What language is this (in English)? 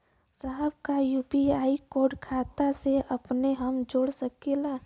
Bhojpuri